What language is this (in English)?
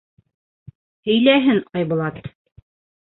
Bashkir